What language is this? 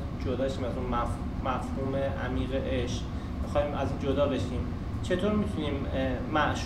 Persian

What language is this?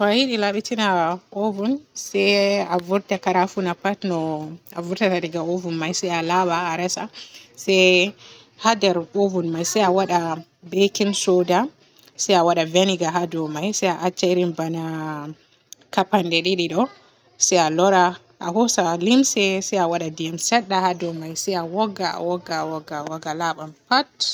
Borgu Fulfulde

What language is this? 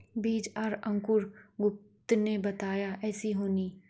Magahi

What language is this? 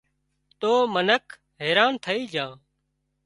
Wadiyara Koli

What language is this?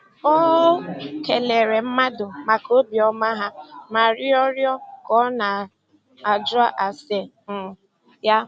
Igbo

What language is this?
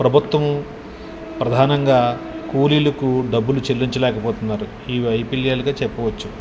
Telugu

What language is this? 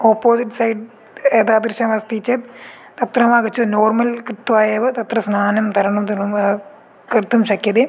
Sanskrit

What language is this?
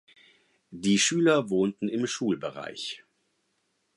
German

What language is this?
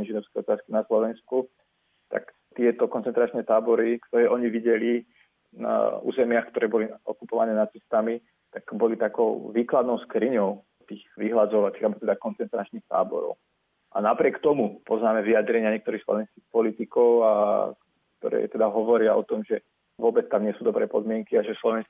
Slovak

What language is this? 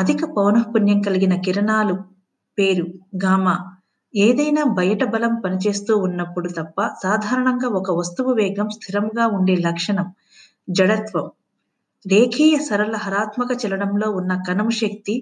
Telugu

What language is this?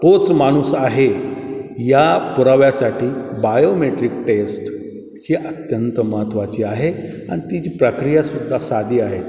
Marathi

